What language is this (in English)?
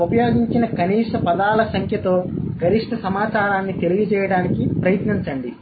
Telugu